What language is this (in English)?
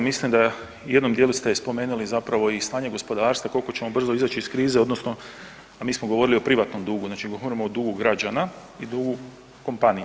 Croatian